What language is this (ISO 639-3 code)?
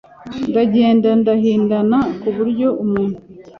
kin